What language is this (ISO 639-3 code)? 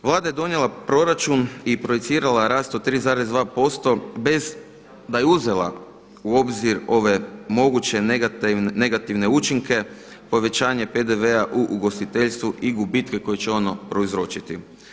hrv